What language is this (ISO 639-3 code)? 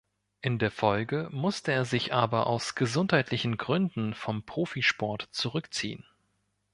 deu